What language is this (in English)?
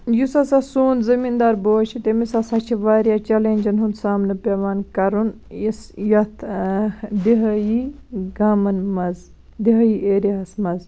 Kashmiri